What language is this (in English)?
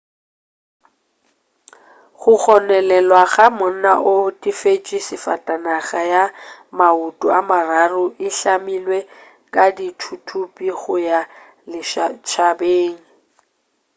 Northern Sotho